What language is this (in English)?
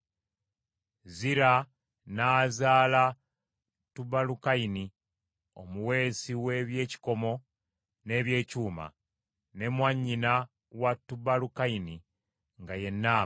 Ganda